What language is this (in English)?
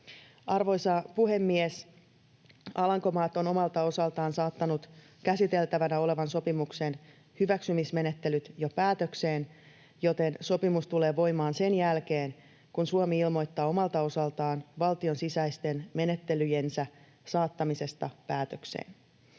Finnish